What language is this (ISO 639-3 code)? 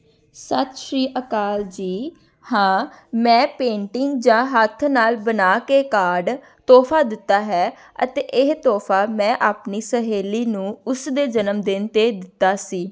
pan